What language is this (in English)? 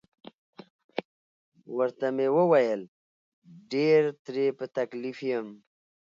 Pashto